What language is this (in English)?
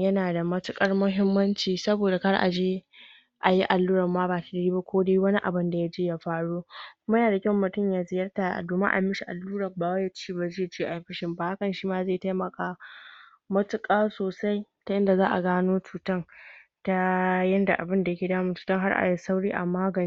Hausa